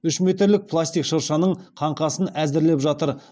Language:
Kazakh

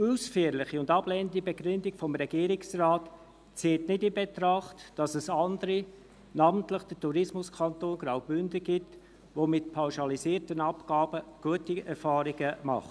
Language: Swiss German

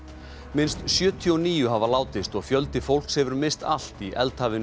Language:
Icelandic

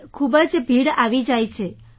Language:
Gujarati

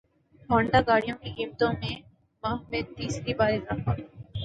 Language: Urdu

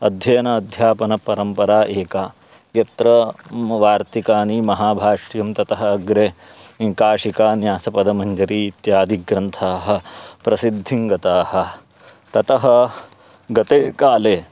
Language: Sanskrit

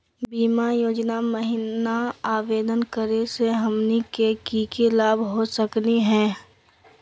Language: Magahi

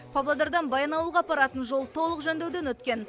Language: Kazakh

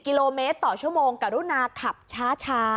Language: Thai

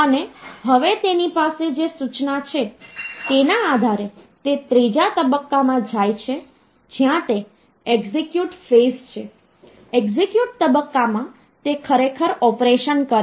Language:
Gujarati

